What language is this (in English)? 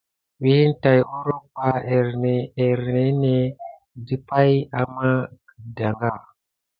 Gidar